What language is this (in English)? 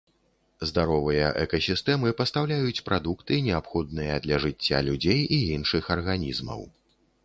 Belarusian